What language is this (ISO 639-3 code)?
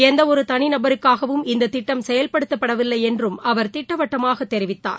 tam